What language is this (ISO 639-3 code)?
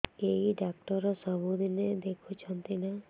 ori